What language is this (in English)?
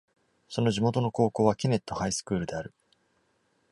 Japanese